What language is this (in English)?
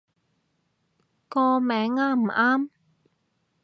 Cantonese